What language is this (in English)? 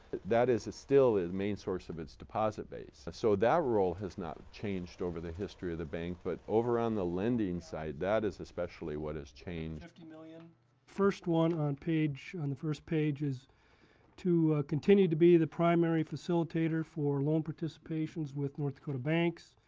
English